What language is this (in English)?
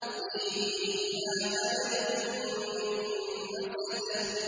Arabic